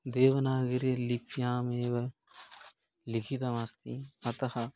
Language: Sanskrit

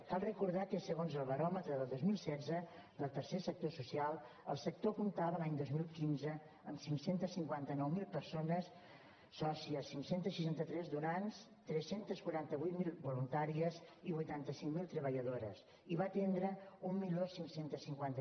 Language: Catalan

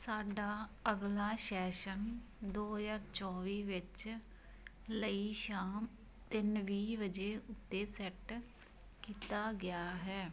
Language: Punjabi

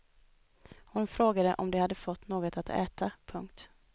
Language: Swedish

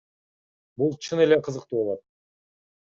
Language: Kyrgyz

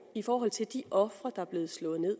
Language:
Danish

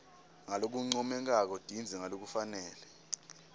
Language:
Swati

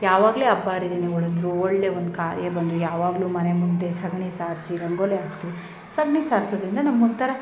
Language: Kannada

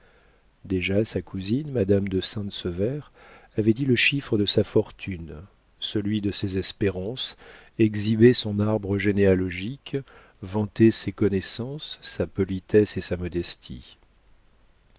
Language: French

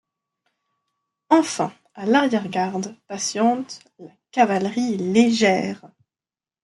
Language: French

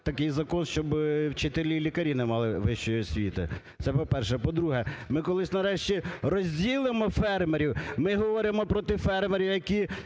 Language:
Ukrainian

